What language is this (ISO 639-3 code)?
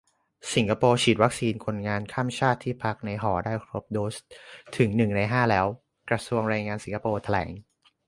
tha